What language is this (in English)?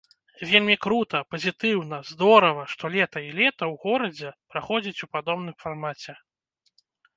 Belarusian